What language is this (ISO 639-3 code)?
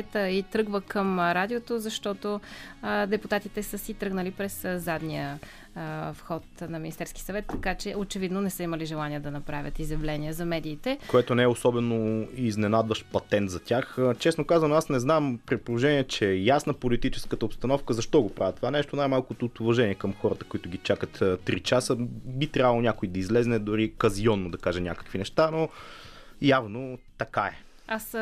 bul